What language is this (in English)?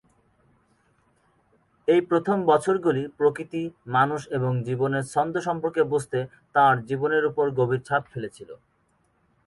Bangla